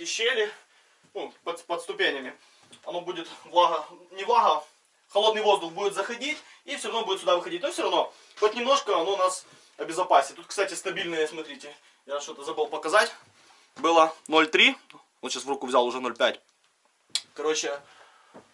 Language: Russian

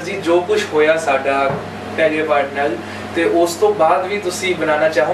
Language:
Punjabi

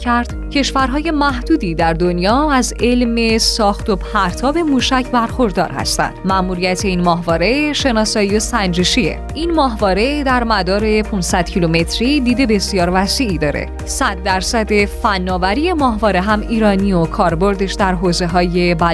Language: Persian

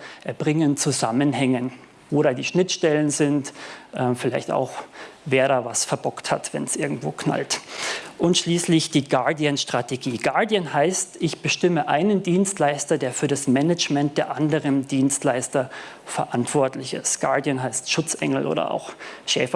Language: German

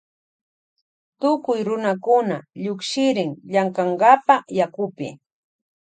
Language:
Loja Highland Quichua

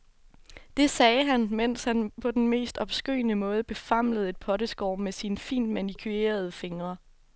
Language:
Danish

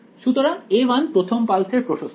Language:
Bangla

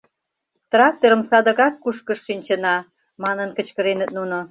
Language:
Mari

